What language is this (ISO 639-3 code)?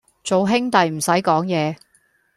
yue